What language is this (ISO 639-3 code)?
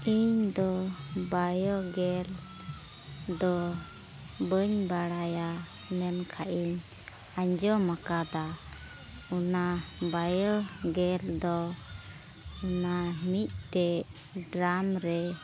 sat